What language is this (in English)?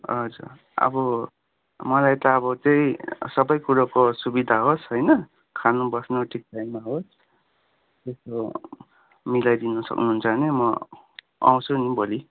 Nepali